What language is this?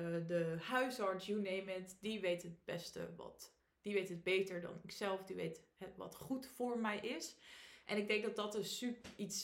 Dutch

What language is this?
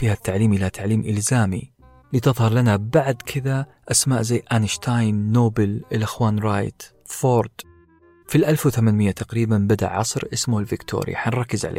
Arabic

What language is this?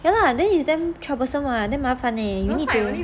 English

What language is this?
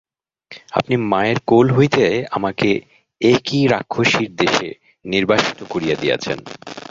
Bangla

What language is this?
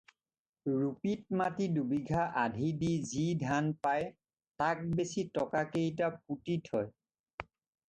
Assamese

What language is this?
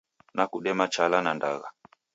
Taita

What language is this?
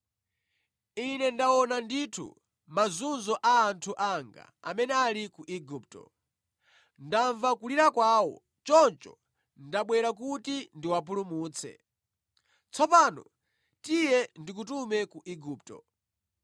Nyanja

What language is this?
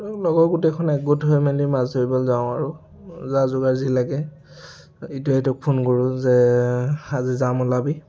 Assamese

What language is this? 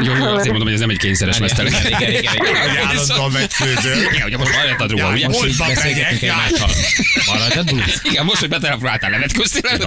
Hungarian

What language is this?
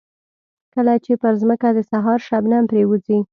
Pashto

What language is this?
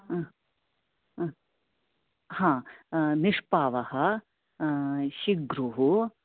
Sanskrit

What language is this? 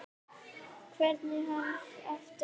Icelandic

